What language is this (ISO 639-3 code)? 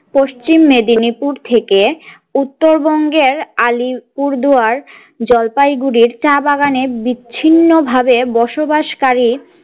ben